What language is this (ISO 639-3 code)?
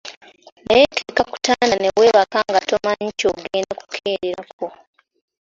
lug